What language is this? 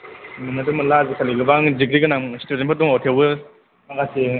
Bodo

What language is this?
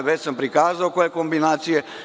Serbian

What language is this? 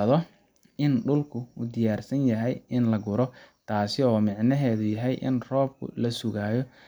Somali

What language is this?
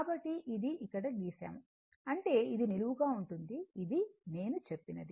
Telugu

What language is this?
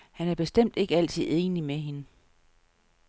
Danish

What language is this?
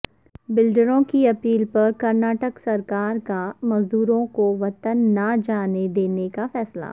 Urdu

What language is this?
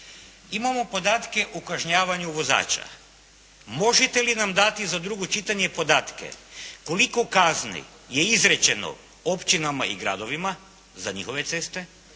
Croatian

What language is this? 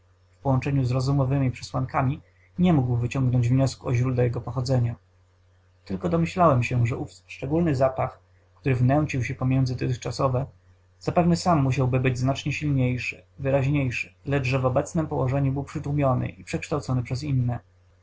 Polish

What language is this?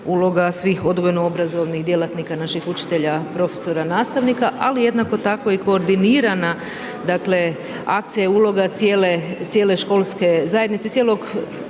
Croatian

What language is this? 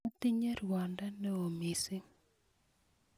Kalenjin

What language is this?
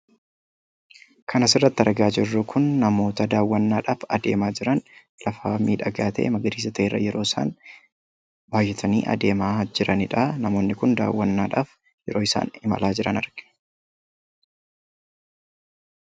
Oromo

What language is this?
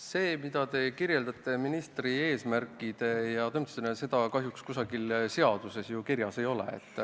Estonian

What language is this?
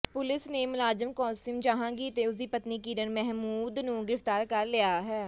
Punjabi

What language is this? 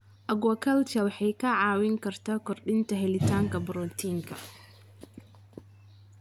Somali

